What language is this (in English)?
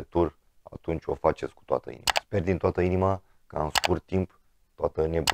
Romanian